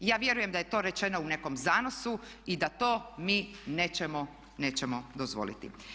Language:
Croatian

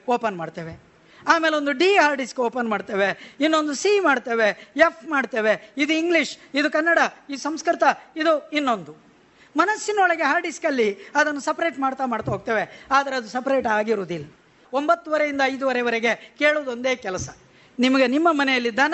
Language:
Kannada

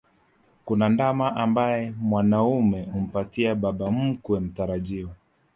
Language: Swahili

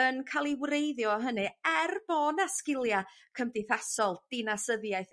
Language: Welsh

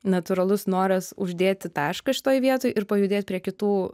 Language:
Lithuanian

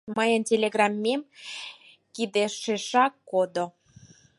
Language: Mari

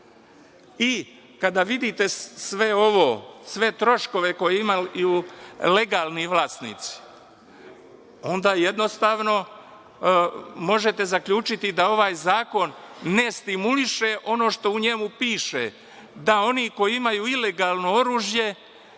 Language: Serbian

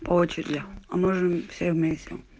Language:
Russian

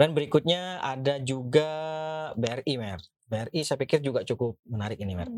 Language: Indonesian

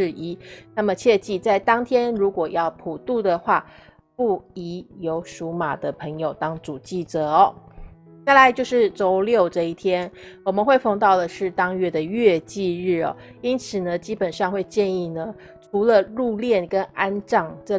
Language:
Chinese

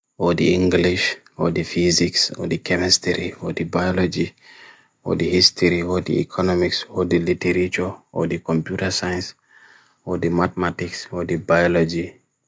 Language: Bagirmi Fulfulde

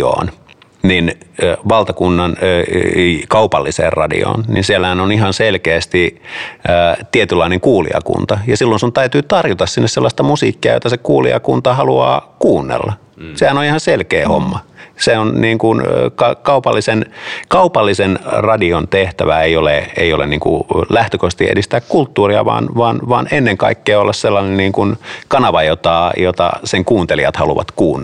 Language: Finnish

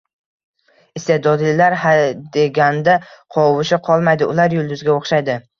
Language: Uzbek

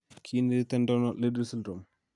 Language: Kalenjin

